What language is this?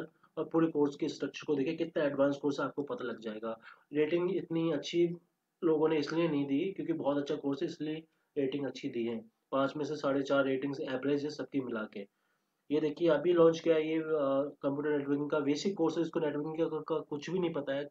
Hindi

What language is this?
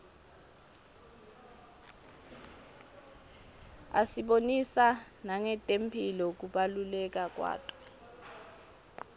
Swati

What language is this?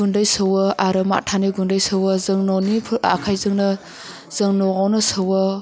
Bodo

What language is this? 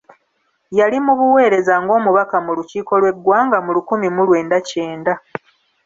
Ganda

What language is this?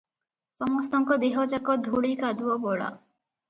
Odia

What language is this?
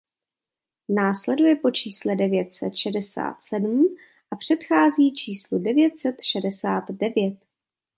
Czech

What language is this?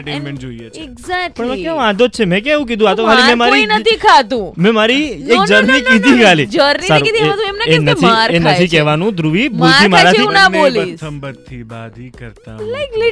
Hindi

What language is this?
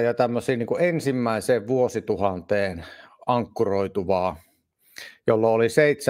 Finnish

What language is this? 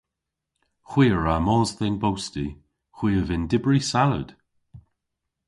Cornish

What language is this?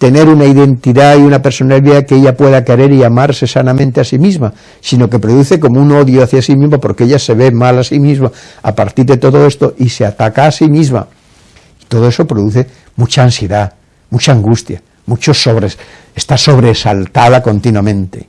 Spanish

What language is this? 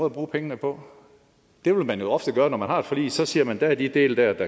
Danish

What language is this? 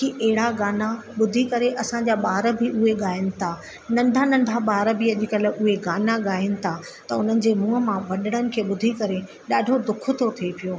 Sindhi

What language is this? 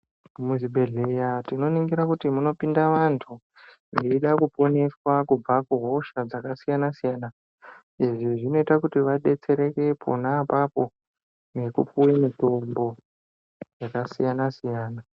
Ndau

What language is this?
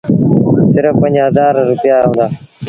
Sindhi Bhil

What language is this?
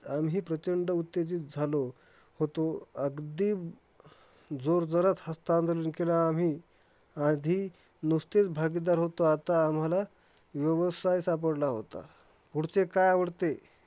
Marathi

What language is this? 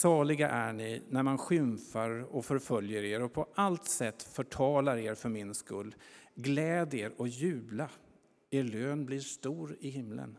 Swedish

